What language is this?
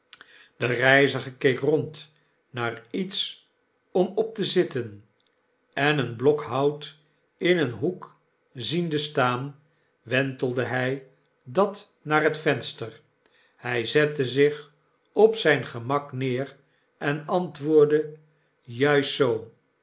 Dutch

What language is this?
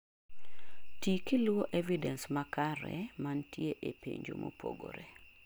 Luo (Kenya and Tanzania)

